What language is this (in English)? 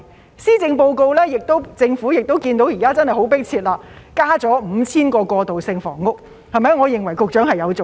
Cantonese